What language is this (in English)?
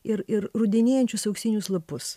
Lithuanian